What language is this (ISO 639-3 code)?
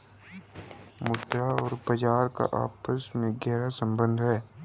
hin